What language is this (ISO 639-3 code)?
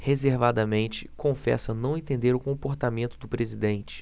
por